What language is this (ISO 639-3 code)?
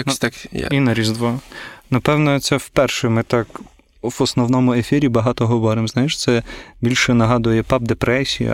ukr